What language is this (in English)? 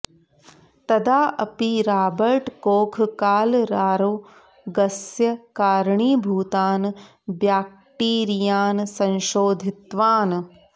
Sanskrit